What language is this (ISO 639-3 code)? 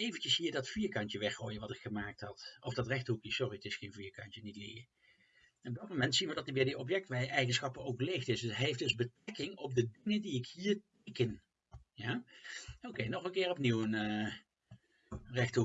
nld